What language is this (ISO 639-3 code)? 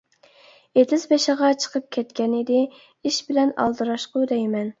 uig